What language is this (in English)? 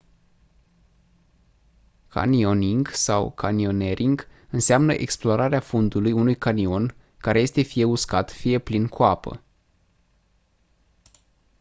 Romanian